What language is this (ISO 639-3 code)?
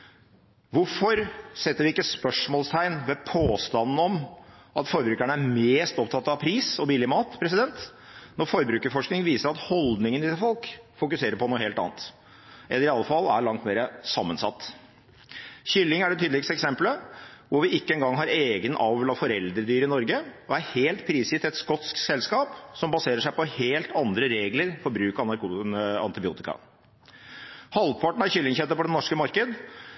nob